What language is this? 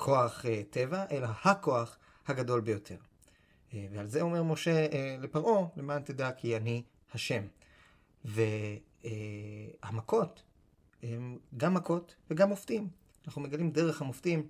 Hebrew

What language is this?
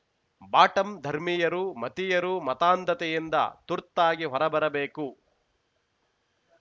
Kannada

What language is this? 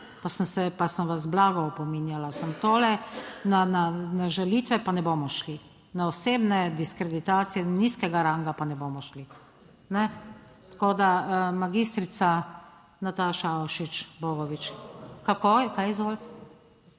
Slovenian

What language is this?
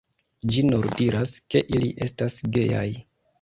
Esperanto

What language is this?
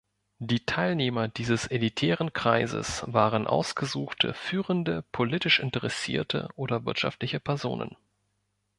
German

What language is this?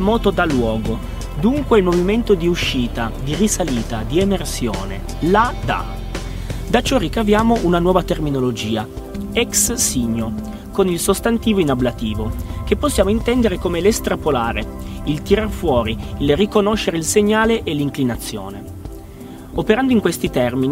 Italian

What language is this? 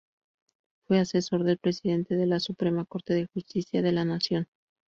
Spanish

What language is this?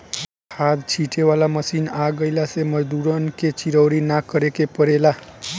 Bhojpuri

